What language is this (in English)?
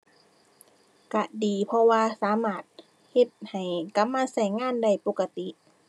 Thai